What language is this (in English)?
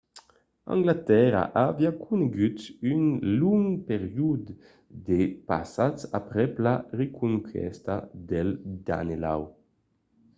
Occitan